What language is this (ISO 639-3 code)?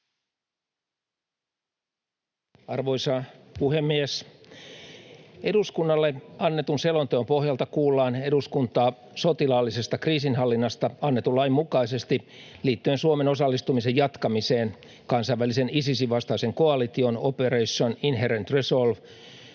fin